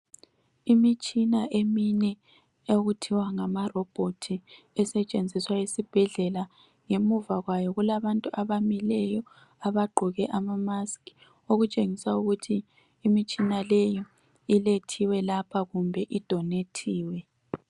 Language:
North Ndebele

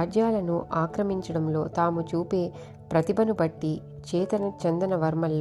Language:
Telugu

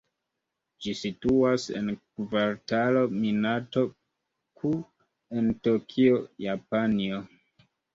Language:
Esperanto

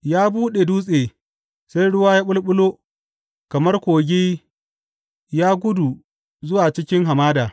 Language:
Hausa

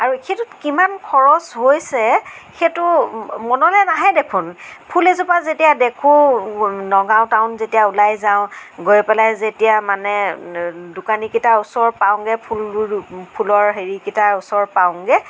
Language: Assamese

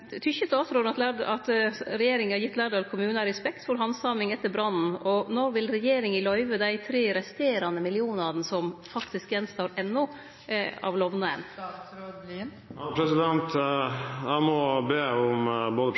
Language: Norwegian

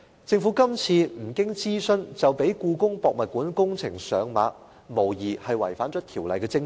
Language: Cantonese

